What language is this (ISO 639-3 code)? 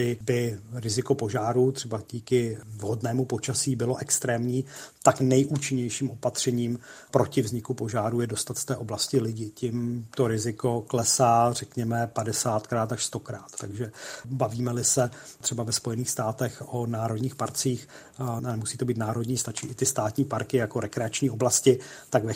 ces